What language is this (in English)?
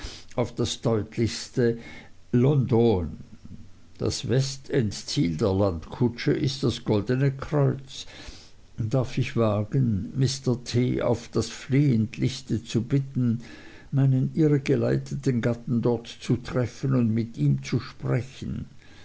German